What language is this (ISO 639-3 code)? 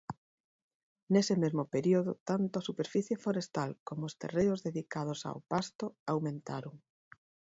glg